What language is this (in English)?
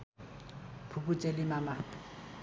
Nepali